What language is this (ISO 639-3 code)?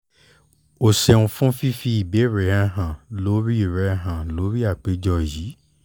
yor